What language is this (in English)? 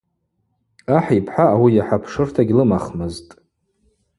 Abaza